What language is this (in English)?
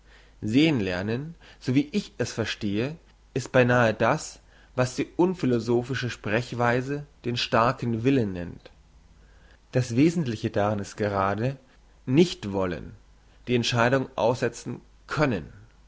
German